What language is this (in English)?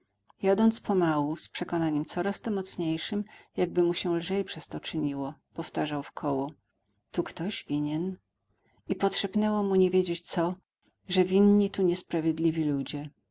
Polish